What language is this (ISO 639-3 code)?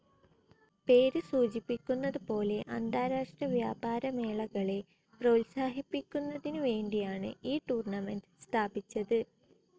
mal